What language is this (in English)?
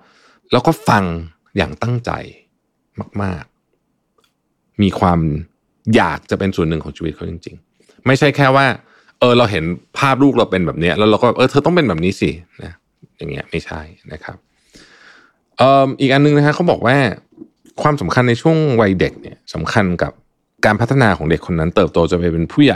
Thai